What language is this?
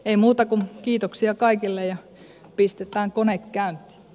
Finnish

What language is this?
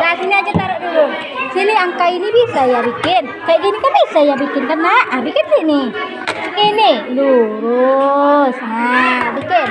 Indonesian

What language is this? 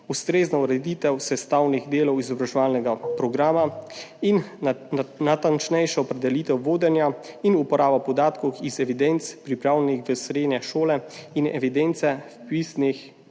Slovenian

